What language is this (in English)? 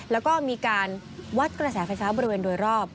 Thai